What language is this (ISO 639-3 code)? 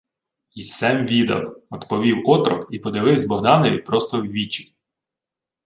ukr